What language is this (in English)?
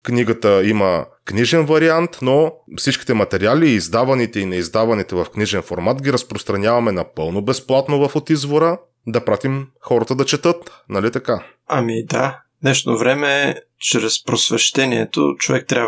Bulgarian